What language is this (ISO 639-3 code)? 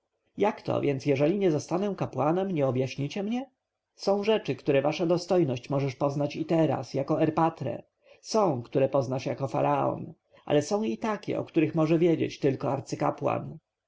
pol